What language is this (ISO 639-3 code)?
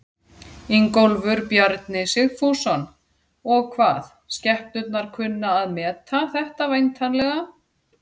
isl